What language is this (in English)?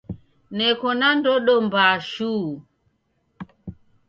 Taita